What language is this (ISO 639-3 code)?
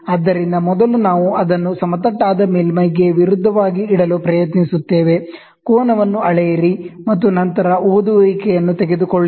kan